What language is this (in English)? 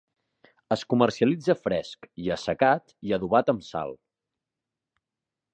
Catalan